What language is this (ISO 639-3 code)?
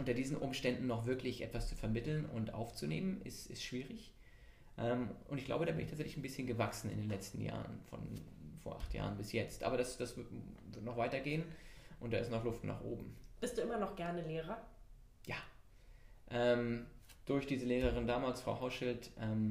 deu